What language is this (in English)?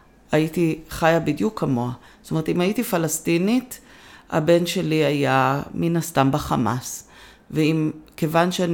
Hebrew